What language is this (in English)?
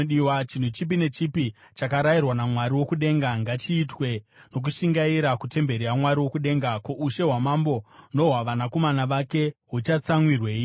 Shona